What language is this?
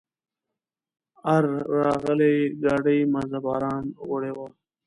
Pashto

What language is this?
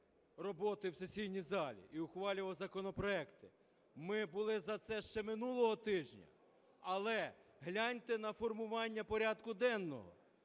Ukrainian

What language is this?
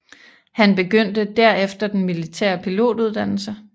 Danish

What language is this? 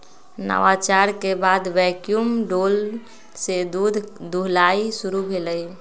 Magahi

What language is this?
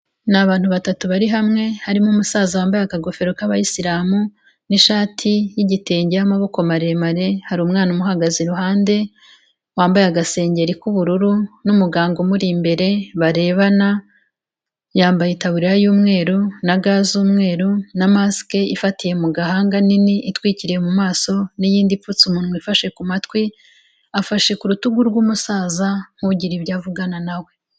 Kinyarwanda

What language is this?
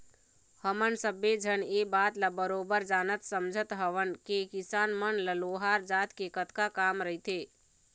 Chhattisgarhi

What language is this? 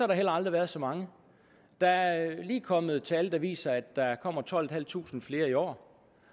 Danish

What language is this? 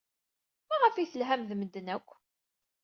Kabyle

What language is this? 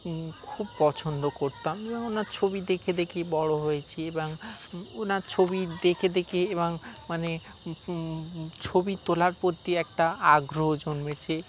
Bangla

